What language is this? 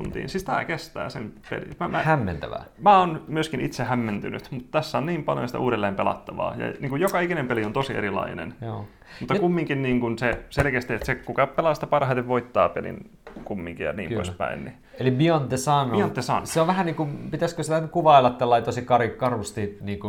Finnish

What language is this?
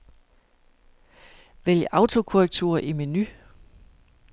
Danish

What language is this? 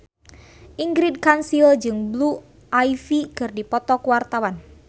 Sundanese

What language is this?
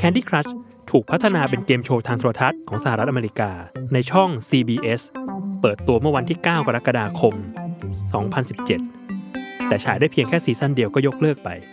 Thai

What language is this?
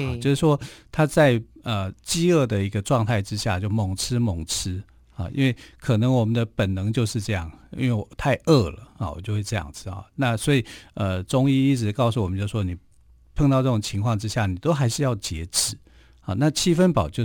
Chinese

